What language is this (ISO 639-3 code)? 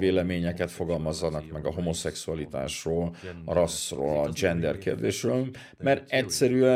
hun